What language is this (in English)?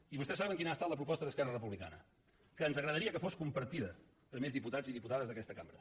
Catalan